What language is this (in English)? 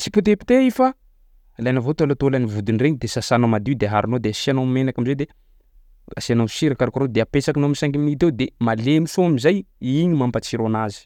Sakalava Malagasy